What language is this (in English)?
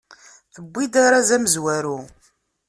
Kabyle